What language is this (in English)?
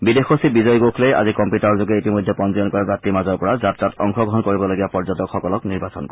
Assamese